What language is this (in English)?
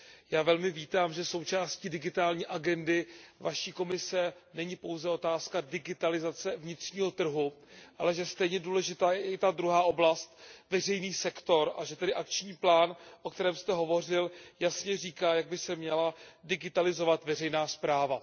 Czech